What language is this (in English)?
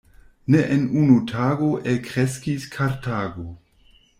Esperanto